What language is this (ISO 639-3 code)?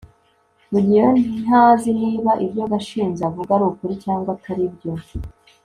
kin